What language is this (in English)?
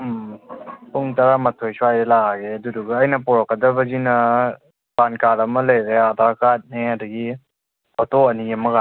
Manipuri